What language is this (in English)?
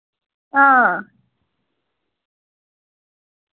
Dogri